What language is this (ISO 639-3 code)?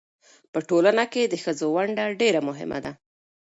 pus